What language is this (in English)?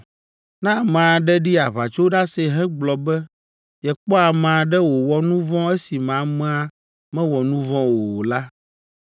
Ewe